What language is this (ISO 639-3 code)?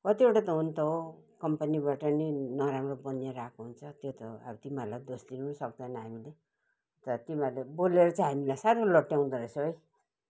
nep